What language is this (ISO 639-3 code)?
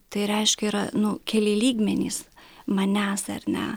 lit